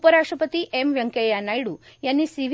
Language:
Marathi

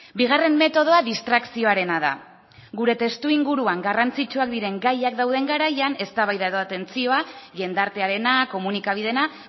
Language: Basque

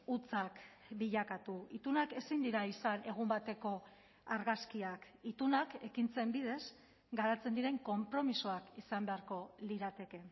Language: Basque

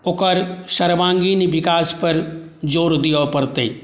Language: Maithili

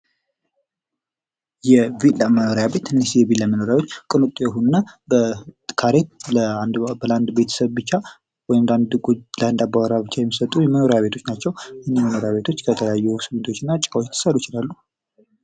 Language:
Amharic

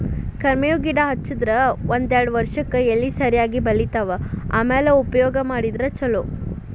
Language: Kannada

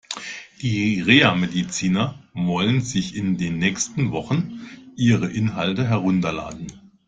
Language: German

